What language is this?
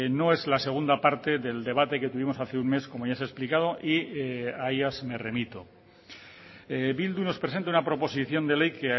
Spanish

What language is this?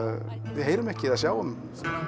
Icelandic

